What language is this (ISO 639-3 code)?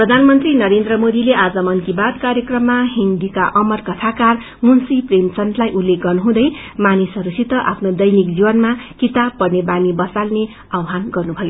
nep